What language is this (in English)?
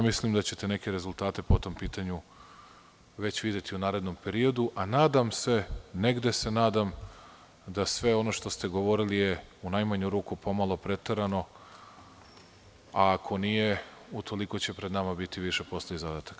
Serbian